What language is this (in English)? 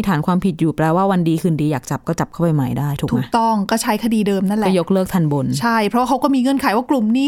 Thai